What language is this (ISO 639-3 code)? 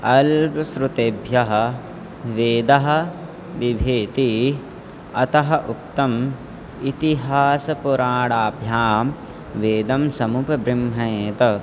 san